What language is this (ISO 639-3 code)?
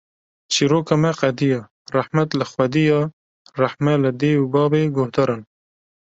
kur